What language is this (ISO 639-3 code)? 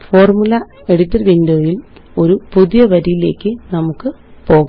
mal